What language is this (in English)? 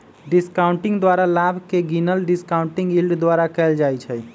Magahi